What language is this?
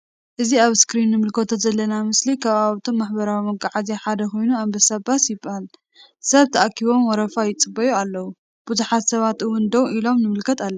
Tigrinya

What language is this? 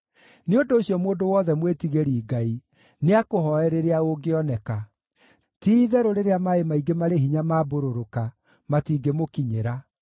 Kikuyu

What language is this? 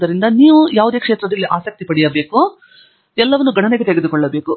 Kannada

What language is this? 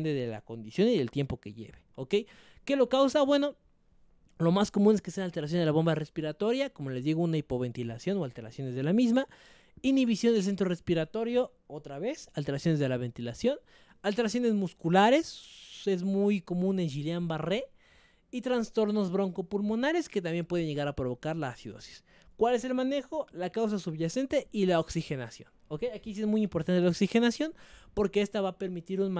Spanish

